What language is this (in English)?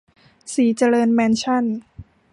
Thai